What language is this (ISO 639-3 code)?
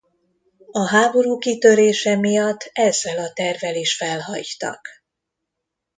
hun